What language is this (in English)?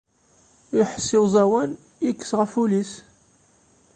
Kabyle